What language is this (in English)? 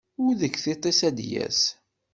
Kabyle